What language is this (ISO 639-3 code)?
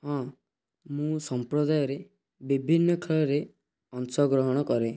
ori